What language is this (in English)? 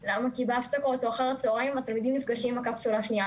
Hebrew